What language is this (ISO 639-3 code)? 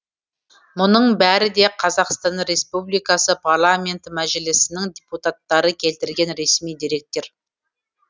kaz